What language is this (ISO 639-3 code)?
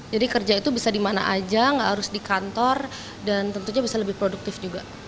ind